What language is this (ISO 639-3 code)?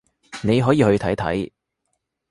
yue